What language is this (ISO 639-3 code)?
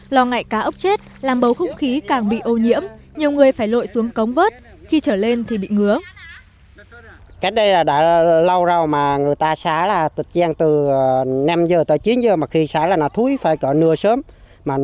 vie